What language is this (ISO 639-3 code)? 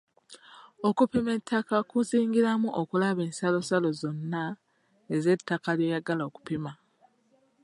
lug